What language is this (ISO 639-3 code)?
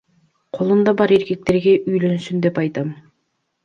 kir